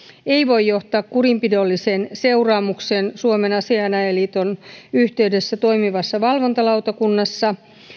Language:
Finnish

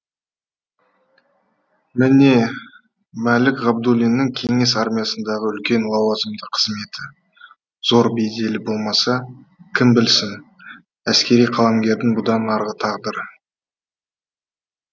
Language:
Kazakh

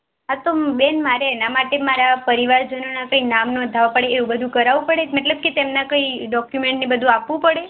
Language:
Gujarati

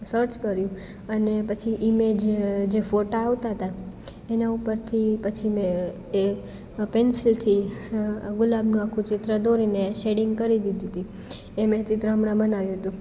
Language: Gujarati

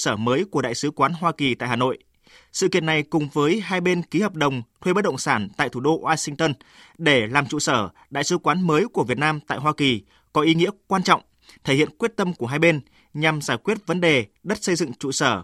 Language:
Vietnamese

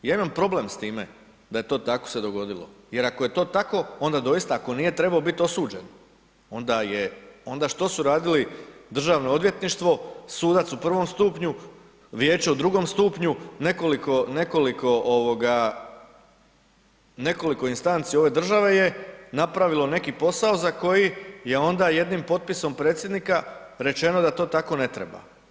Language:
Croatian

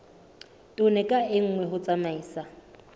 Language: Southern Sotho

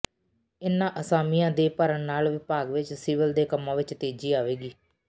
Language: Punjabi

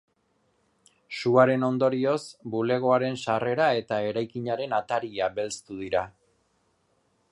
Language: Basque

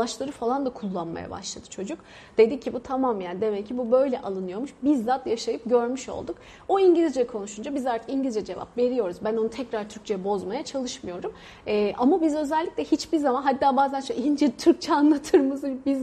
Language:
Turkish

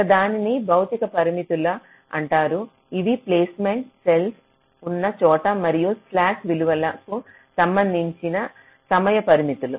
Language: Telugu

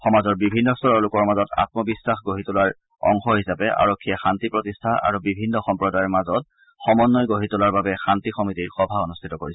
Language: Assamese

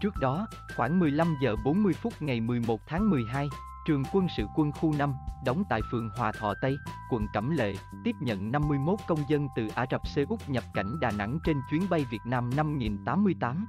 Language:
Vietnamese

